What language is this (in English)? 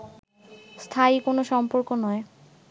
Bangla